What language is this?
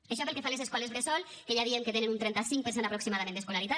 Catalan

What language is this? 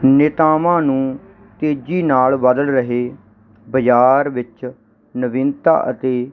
Punjabi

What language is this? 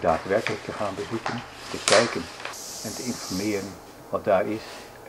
Dutch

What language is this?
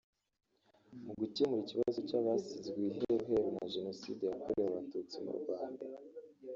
Kinyarwanda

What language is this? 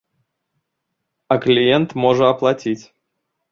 Belarusian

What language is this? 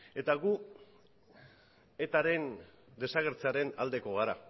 Basque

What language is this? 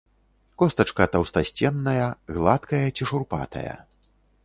Belarusian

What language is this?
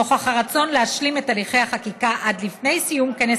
Hebrew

